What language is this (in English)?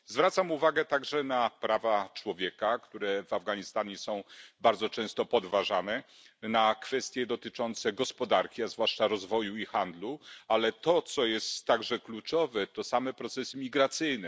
Polish